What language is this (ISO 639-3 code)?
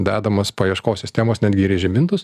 lit